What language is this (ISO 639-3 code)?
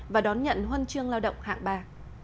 vie